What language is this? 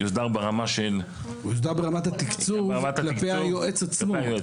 Hebrew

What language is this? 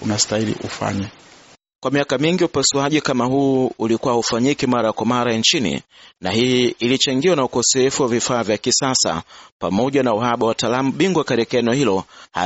Swahili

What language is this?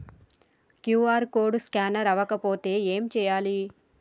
Telugu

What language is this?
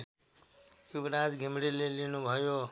Nepali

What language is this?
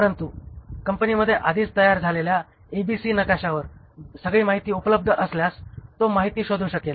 Marathi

